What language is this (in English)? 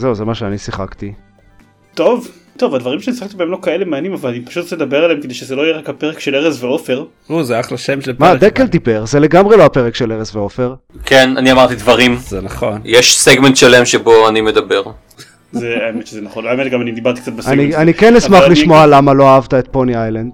Hebrew